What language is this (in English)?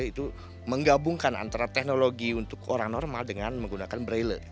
Indonesian